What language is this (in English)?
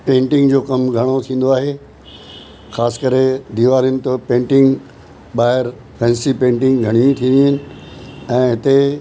Sindhi